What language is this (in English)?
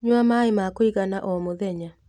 Kikuyu